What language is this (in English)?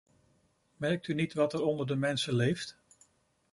Dutch